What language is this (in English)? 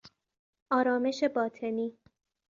Persian